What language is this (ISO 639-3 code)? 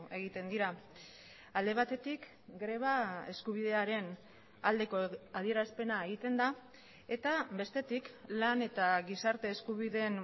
eus